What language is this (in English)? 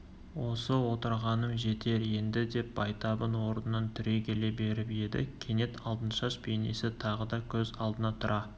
Kazakh